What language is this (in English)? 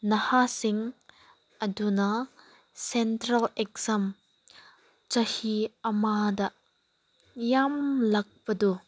Manipuri